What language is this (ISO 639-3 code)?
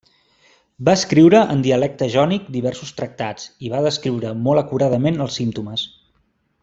cat